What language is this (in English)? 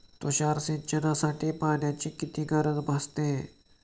Marathi